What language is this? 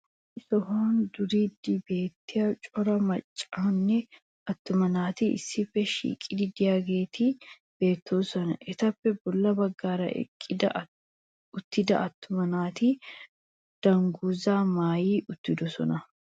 Wolaytta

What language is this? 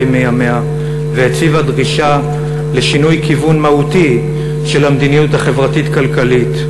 Hebrew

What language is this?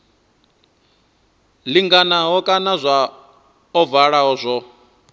Venda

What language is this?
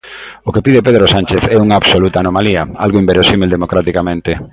Galician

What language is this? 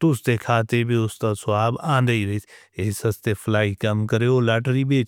Northern Hindko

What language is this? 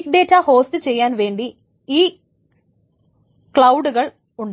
Malayalam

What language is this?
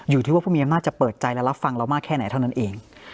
Thai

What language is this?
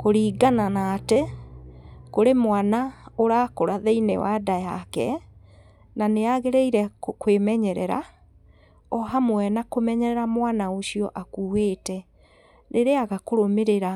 Kikuyu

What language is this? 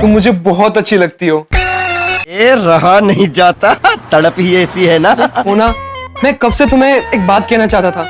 Hindi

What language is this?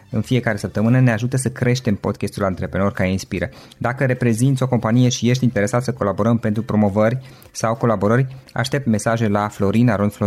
Romanian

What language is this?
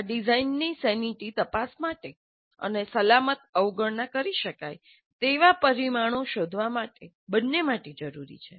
Gujarati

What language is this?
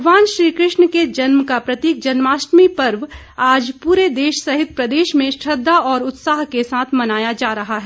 Hindi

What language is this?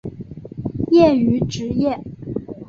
Chinese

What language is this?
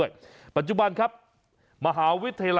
Thai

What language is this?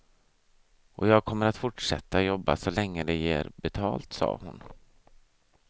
Swedish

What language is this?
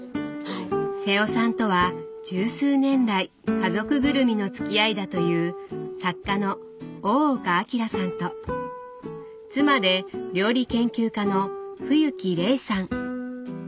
Japanese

